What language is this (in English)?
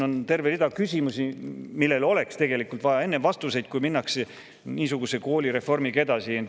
Estonian